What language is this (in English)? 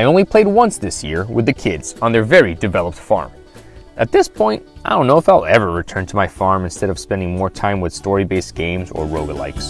English